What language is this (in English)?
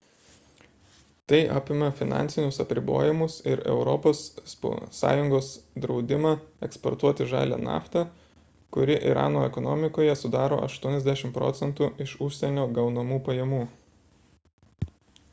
Lithuanian